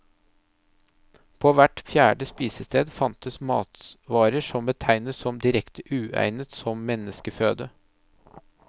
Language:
Norwegian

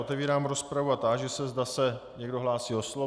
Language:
Czech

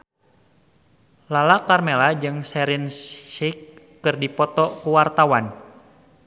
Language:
Sundanese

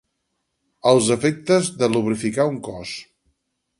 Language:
Catalan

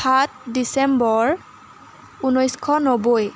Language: Assamese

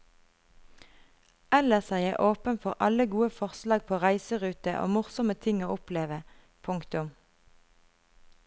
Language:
Norwegian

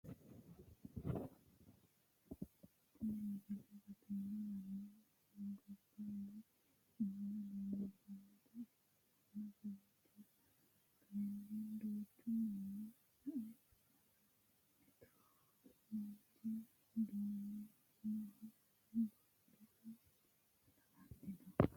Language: Sidamo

